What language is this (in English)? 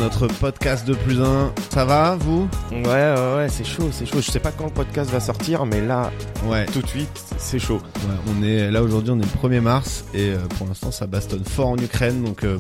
French